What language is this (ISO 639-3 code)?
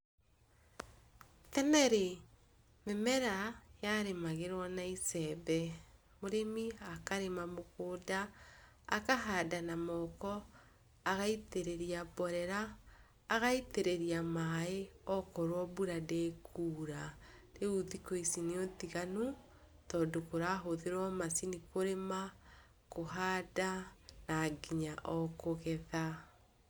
kik